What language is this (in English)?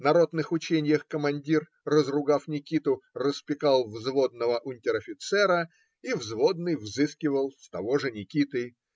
Russian